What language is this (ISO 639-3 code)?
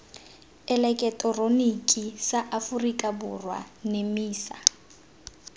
tsn